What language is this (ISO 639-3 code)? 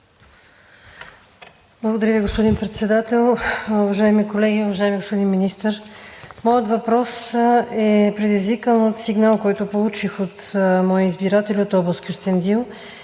bul